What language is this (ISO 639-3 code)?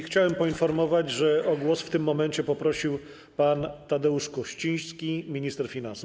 pol